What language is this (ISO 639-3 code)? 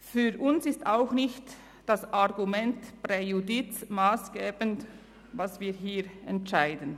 gsw